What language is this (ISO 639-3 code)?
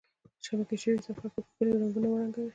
pus